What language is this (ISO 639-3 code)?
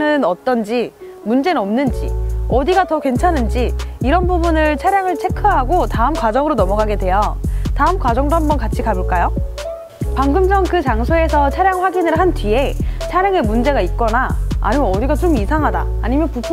kor